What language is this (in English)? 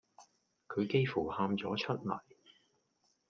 Cantonese